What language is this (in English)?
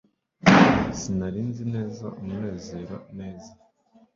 Kinyarwanda